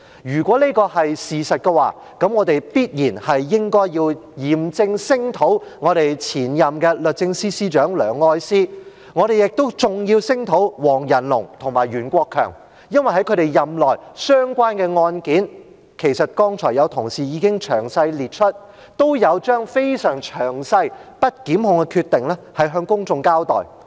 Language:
Cantonese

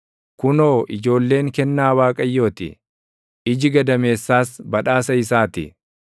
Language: Oromo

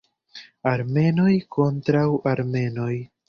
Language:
Esperanto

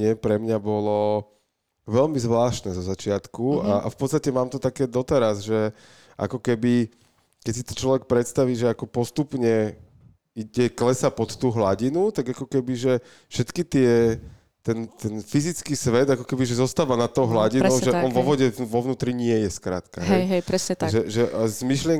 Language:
Slovak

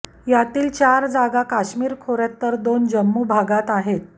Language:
Marathi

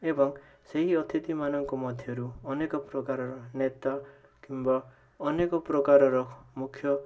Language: Odia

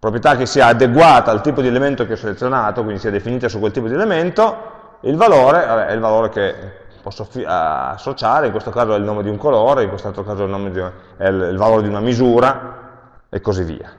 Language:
Italian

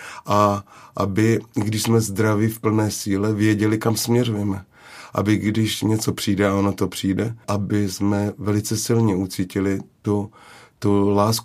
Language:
Czech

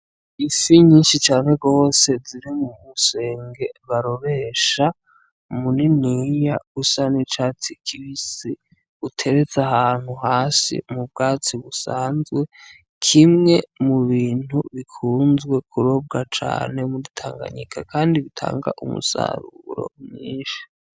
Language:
Rundi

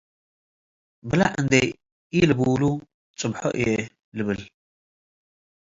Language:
Tigre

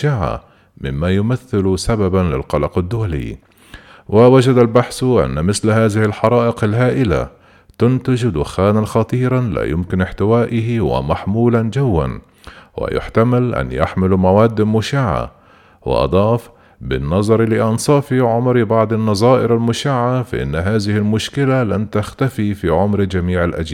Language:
Arabic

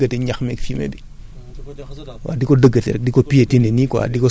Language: Wolof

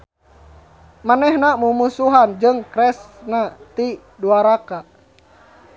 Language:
Sundanese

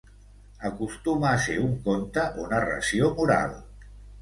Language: Catalan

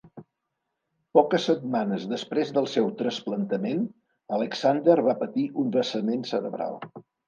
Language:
Catalan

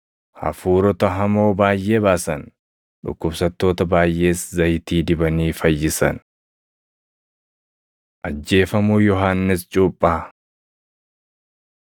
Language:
Oromo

